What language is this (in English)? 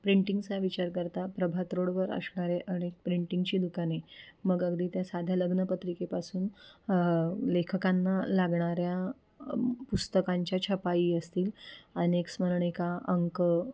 Marathi